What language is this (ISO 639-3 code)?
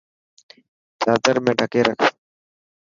mki